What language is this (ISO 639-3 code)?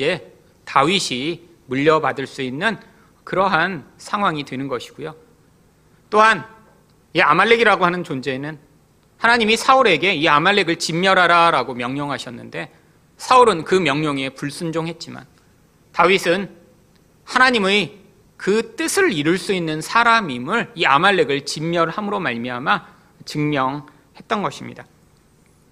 kor